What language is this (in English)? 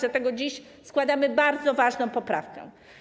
Polish